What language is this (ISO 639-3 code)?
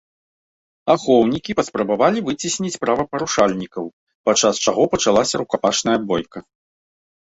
bel